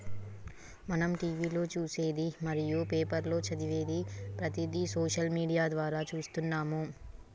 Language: Telugu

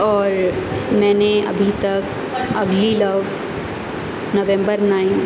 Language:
Urdu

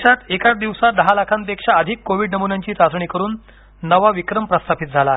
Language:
Marathi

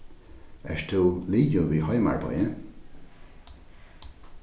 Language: Faroese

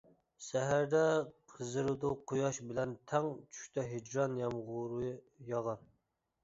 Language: Uyghur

